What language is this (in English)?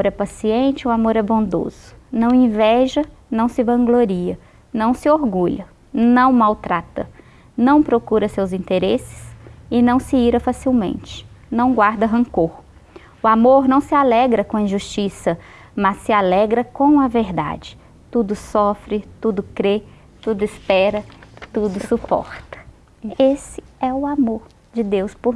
Portuguese